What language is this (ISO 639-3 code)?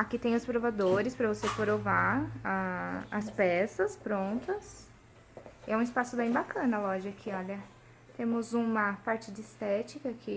por